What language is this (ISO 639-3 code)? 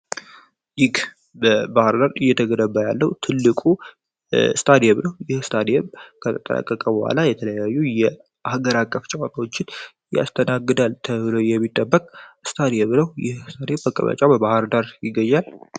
amh